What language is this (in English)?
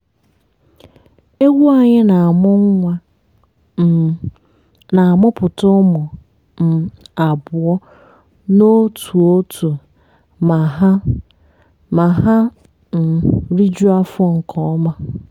Igbo